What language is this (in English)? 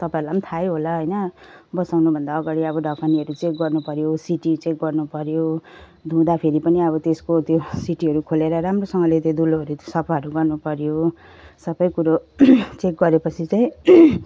Nepali